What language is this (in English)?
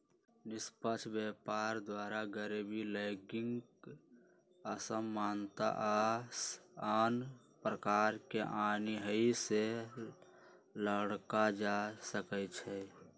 Magahi